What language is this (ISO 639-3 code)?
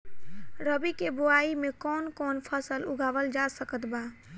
bho